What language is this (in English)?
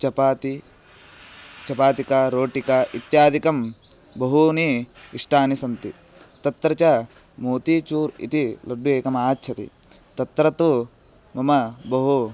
Sanskrit